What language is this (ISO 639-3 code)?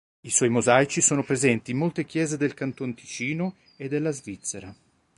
ita